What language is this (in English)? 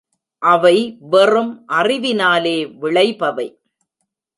Tamil